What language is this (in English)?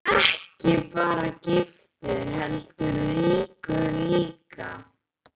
Icelandic